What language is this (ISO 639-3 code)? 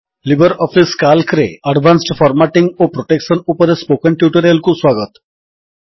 ori